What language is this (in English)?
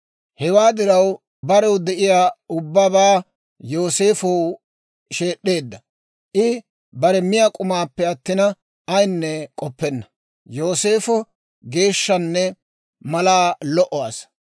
Dawro